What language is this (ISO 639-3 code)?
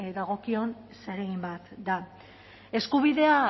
eus